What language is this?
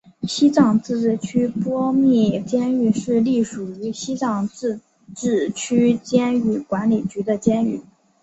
Chinese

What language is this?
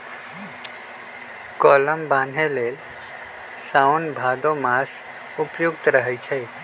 Magahi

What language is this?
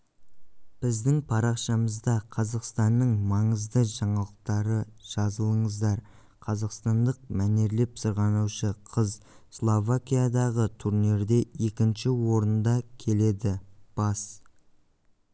Kazakh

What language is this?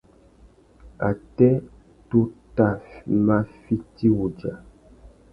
Tuki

